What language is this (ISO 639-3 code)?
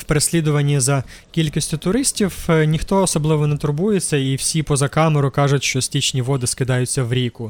ukr